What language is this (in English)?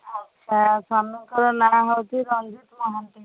Odia